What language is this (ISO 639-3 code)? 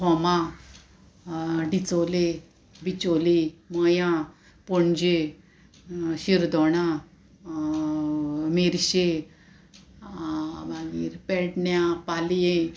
kok